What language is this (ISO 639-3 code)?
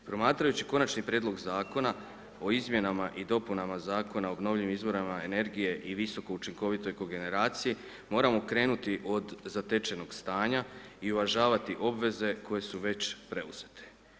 hrv